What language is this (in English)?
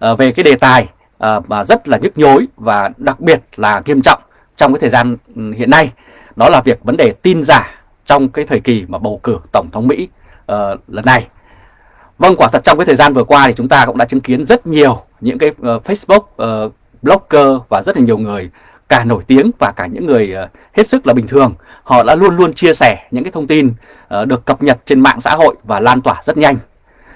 Vietnamese